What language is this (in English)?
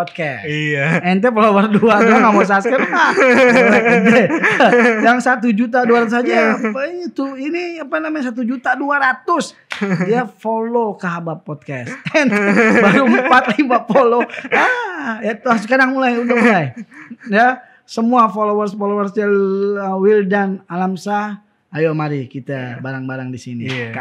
Indonesian